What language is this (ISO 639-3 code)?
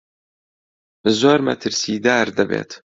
ckb